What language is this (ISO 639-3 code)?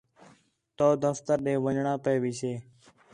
xhe